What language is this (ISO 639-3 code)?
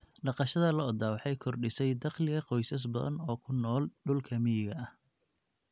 som